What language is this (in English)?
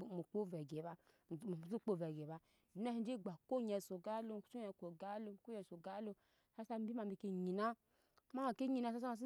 Nyankpa